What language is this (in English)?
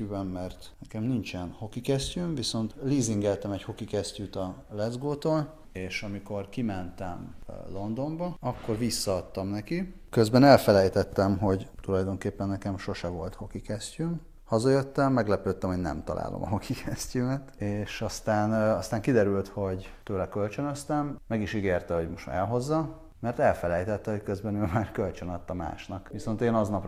Hungarian